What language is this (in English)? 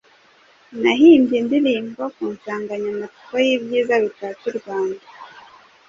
Kinyarwanda